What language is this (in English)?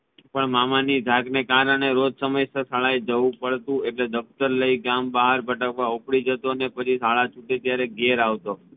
Gujarati